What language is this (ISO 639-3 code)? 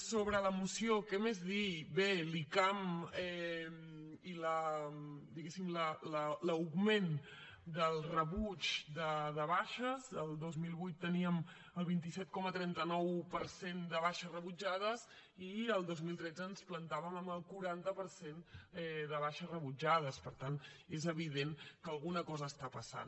cat